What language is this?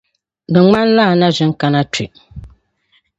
Dagbani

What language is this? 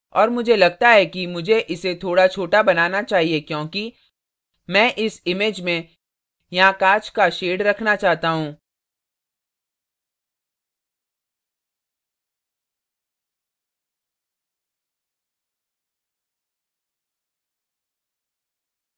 Hindi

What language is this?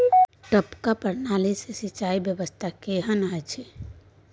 Maithili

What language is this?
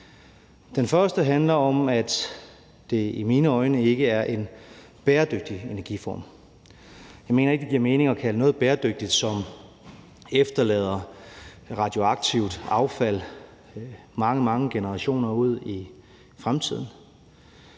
Danish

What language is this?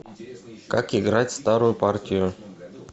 Russian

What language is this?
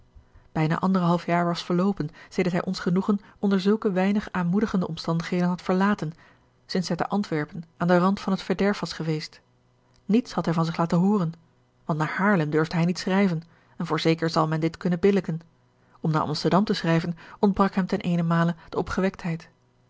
Dutch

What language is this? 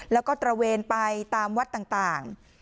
Thai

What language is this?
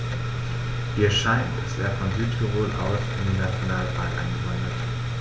German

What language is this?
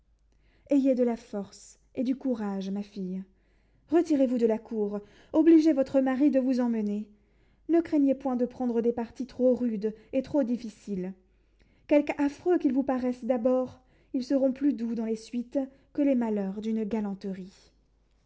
French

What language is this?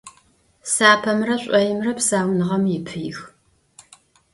Adyghe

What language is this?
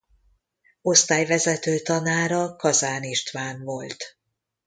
Hungarian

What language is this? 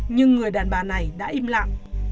Vietnamese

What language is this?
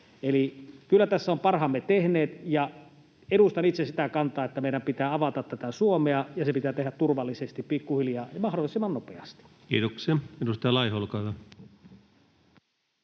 Finnish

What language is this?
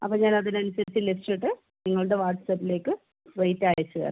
Malayalam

